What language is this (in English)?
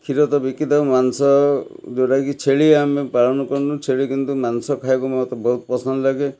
Odia